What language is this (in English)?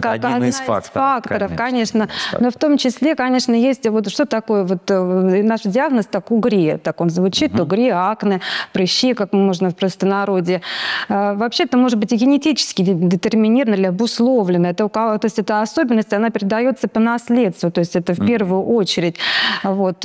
Russian